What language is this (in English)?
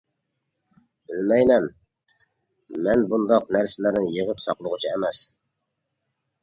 Uyghur